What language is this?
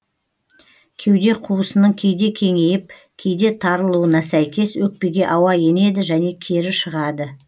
Kazakh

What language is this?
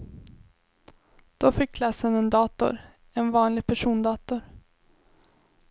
Swedish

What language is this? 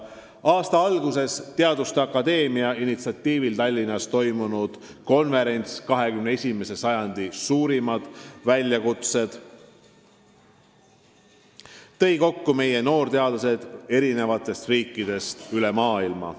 Estonian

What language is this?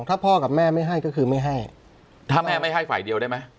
Thai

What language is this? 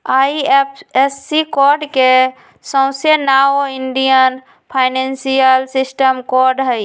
Magahi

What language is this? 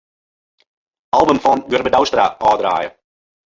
Western Frisian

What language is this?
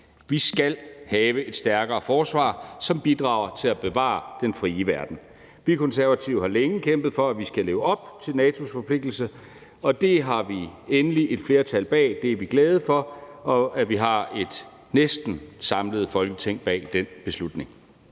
Danish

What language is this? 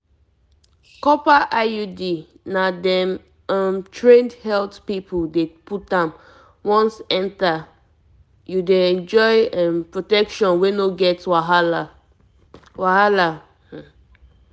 Nigerian Pidgin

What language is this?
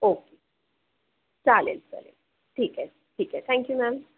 Marathi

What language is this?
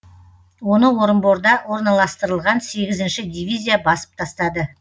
Kazakh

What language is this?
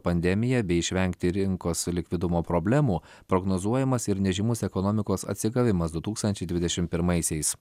Lithuanian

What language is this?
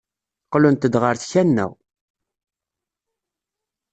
Kabyle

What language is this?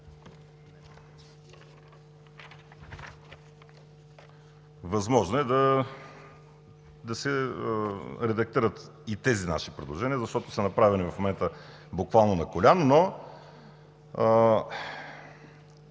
Bulgarian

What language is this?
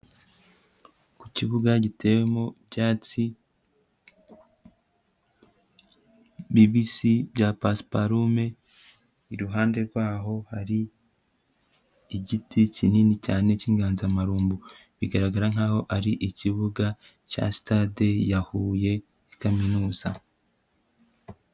Kinyarwanda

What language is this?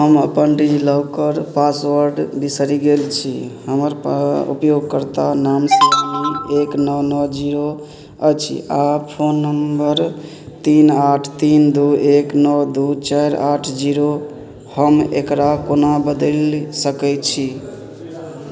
Maithili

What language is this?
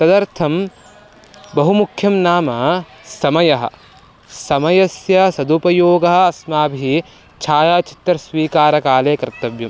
Sanskrit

